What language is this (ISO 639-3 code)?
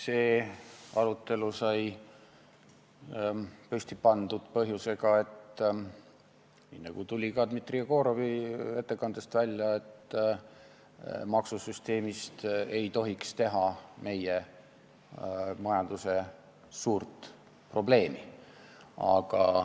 est